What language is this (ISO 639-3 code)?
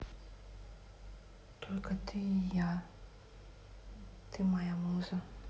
rus